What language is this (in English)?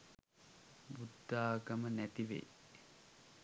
Sinhala